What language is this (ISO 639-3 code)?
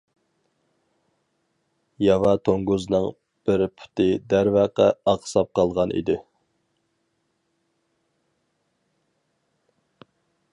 uig